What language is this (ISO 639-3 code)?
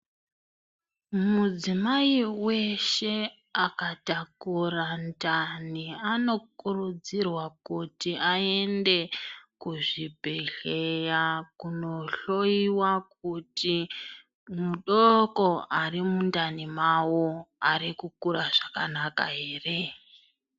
ndc